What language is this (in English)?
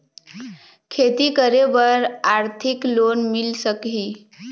Chhattisgarhi